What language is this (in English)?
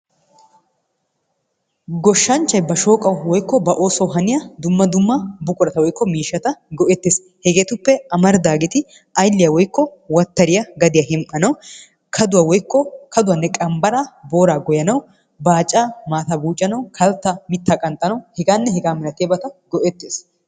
Wolaytta